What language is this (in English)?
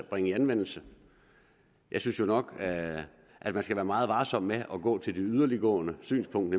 Danish